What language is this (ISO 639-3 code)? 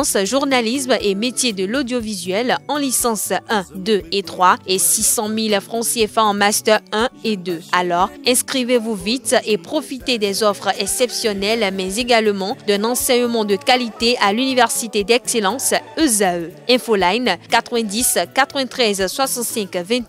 fra